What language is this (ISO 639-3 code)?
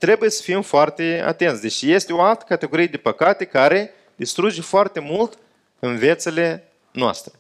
ron